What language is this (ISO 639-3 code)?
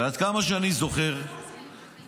heb